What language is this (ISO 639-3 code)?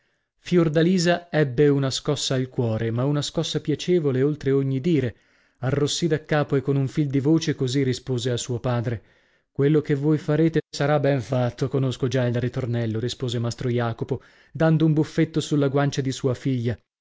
ita